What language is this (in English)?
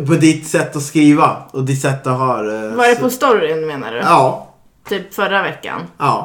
Swedish